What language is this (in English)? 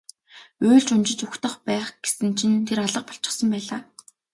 Mongolian